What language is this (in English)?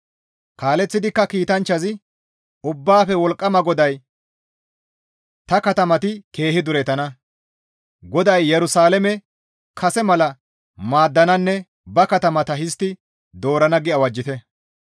Gamo